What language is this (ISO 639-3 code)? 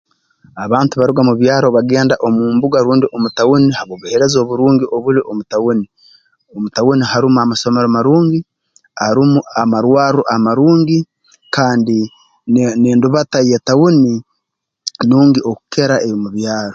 ttj